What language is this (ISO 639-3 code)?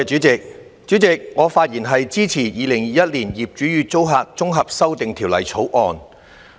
yue